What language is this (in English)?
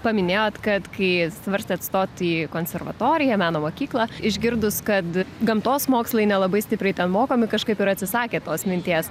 Lithuanian